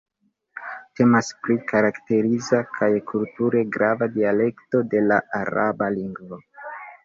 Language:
Esperanto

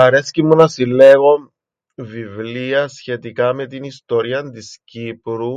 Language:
Greek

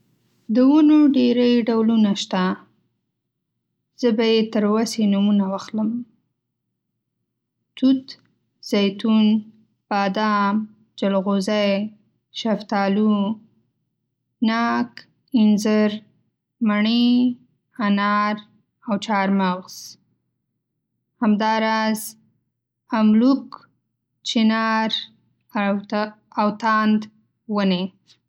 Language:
Pashto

